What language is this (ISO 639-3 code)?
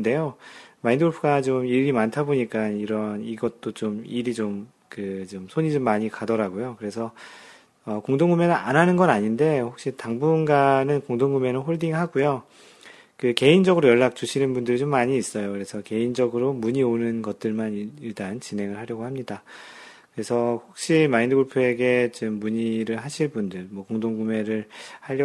kor